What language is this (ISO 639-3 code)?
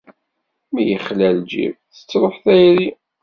kab